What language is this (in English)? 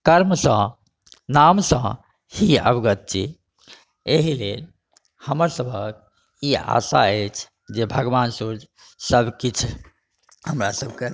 Maithili